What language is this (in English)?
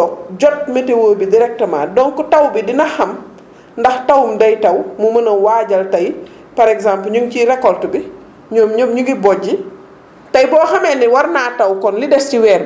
Wolof